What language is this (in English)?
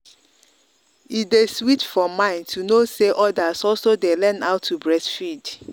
Nigerian Pidgin